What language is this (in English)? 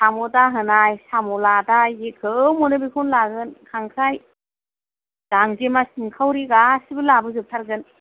Bodo